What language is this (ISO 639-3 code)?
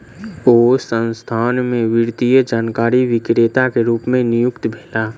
mai